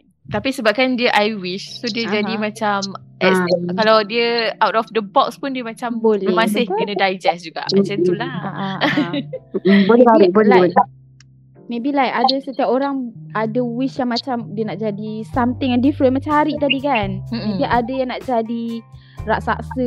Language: Malay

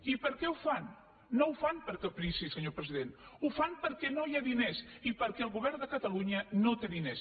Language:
Catalan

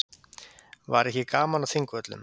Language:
Icelandic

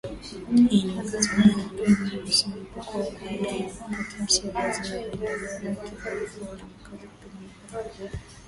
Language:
Swahili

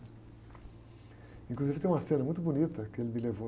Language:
Portuguese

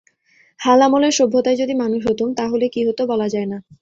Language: Bangla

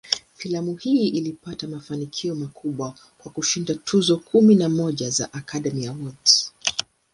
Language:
Swahili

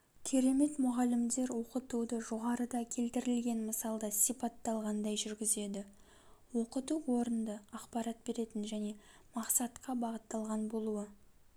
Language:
Kazakh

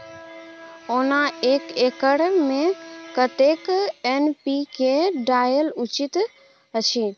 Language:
Maithili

